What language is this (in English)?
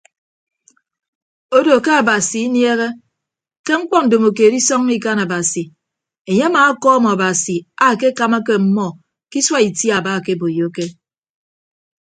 Ibibio